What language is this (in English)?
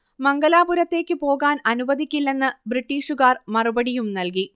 Malayalam